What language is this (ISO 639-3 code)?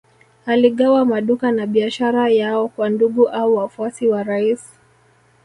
swa